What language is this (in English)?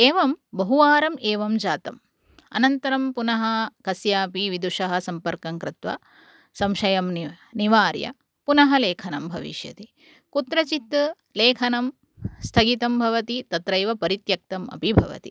Sanskrit